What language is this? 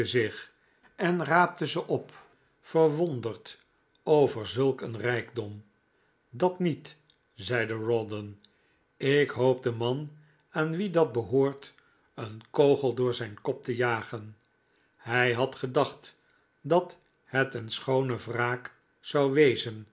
Dutch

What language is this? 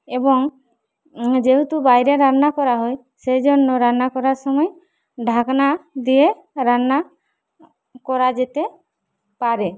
Bangla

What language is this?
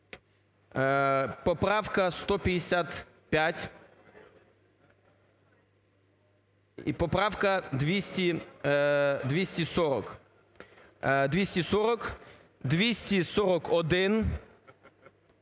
Ukrainian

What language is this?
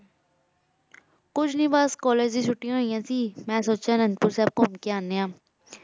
Punjabi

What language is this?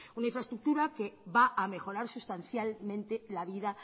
Spanish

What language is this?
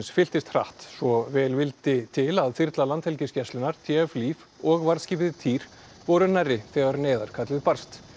Icelandic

